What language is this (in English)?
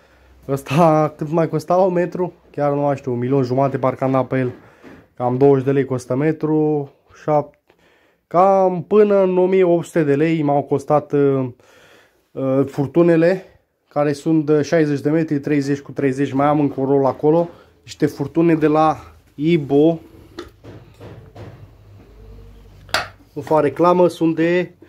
Romanian